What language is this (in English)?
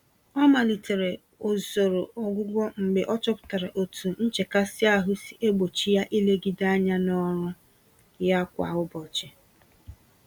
Igbo